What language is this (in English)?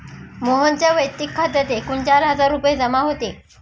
Marathi